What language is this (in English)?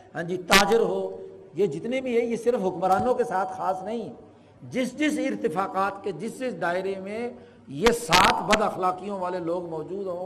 Urdu